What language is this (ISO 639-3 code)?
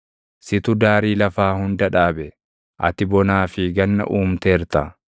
orm